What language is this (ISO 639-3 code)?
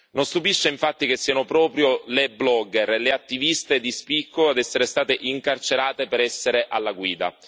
ita